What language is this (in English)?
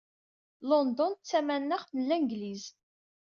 Kabyle